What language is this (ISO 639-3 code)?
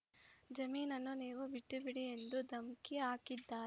kan